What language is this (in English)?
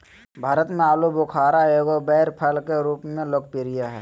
Magahi